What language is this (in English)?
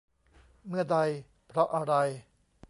Thai